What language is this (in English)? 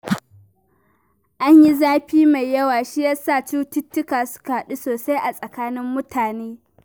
Hausa